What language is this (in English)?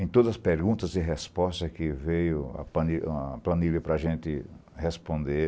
Portuguese